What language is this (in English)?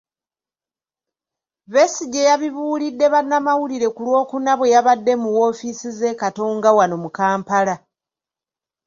Ganda